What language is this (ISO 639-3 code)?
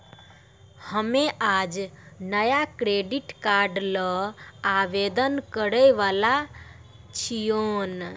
mai